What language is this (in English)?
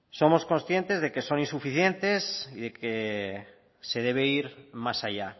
Spanish